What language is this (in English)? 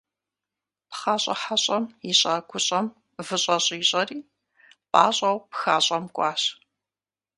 Kabardian